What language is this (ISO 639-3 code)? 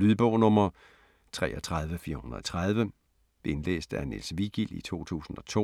dan